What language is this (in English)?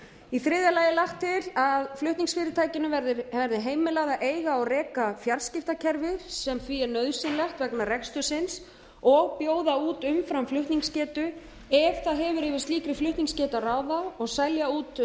Icelandic